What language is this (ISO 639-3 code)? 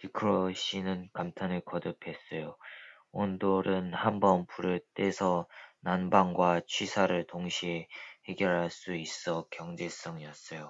kor